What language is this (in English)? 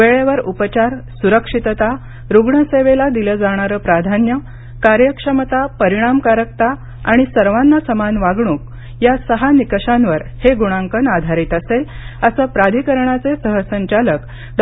Marathi